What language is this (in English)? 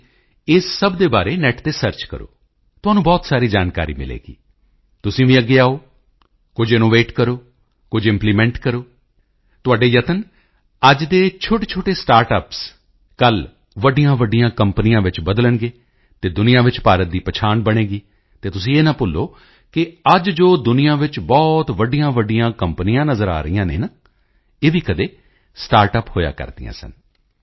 Punjabi